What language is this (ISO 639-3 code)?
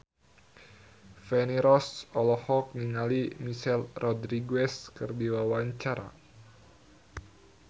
sun